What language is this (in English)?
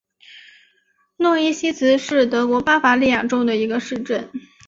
Chinese